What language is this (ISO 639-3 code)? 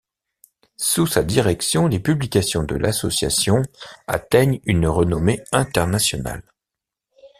fra